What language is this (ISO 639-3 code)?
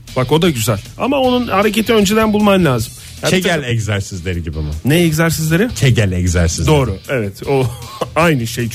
tur